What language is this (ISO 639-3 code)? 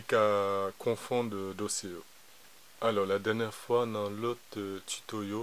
fra